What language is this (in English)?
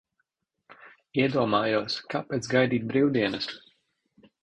Latvian